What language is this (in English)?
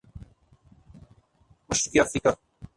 Urdu